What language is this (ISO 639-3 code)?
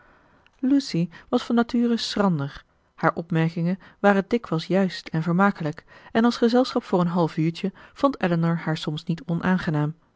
nld